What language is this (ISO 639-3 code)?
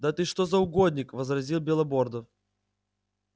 rus